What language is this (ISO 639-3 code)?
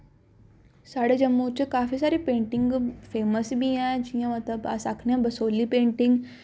doi